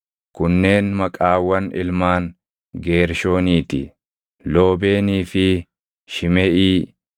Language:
Oromo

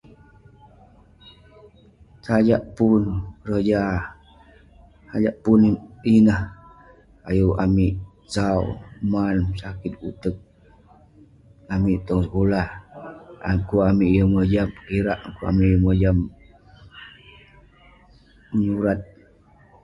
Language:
Western Penan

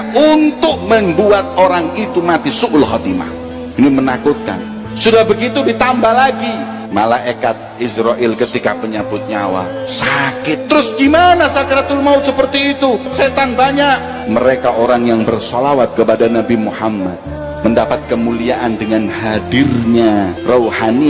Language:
Indonesian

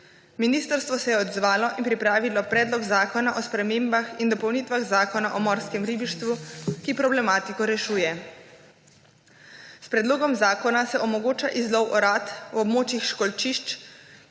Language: Slovenian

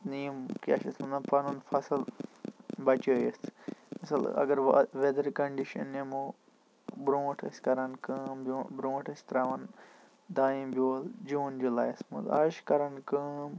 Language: Kashmiri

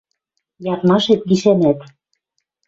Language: Western Mari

